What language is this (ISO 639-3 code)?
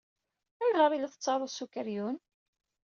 kab